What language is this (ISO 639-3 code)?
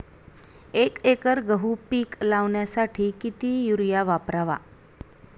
mar